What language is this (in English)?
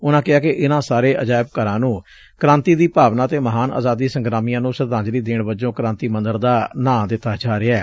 Punjabi